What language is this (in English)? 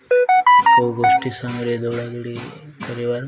Odia